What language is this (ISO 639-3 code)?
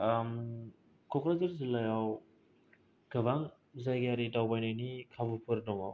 brx